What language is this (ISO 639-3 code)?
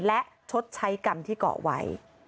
tha